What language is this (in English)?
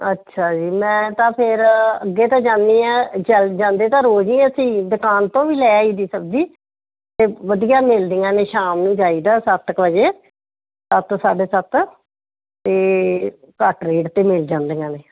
Punjabi